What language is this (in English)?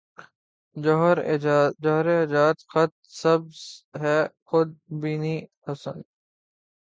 Urdu